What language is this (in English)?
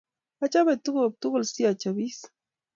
Kalenjin